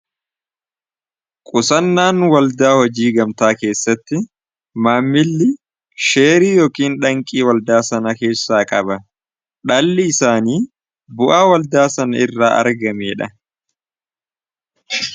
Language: Oromo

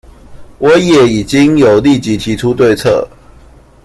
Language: Chinese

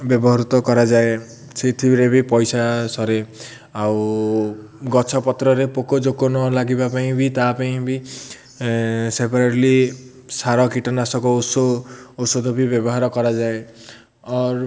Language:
Odia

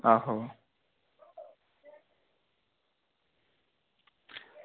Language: Dogri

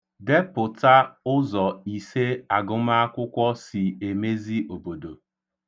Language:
Igbo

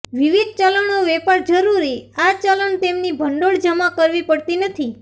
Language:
Gujarati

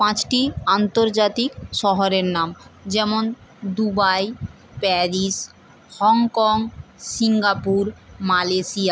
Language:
Bangla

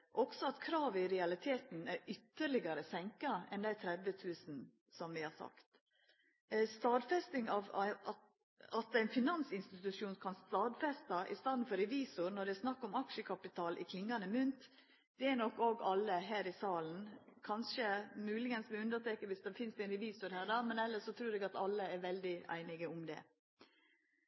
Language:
Norwegian Nynorsk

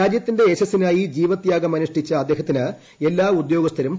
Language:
Malayalam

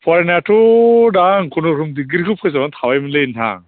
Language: Bodo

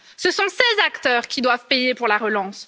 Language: French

